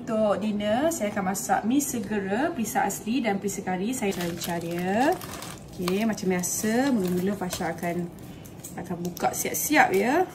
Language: Malay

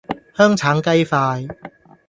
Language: Cantonese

